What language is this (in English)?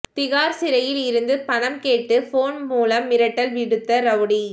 Tamil